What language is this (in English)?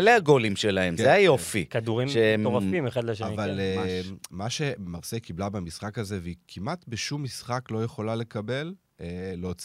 Hebrew